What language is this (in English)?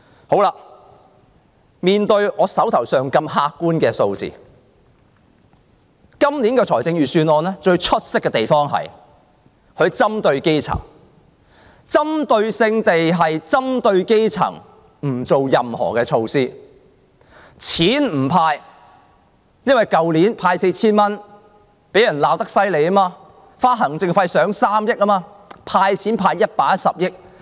Cantonese